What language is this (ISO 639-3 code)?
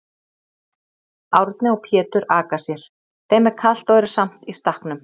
isl